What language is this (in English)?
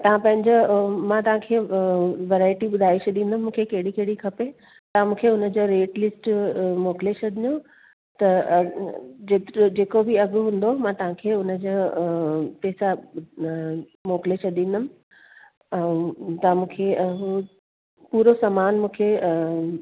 Sindhi